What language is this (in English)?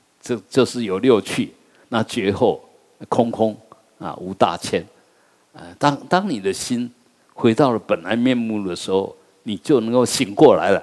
Chinese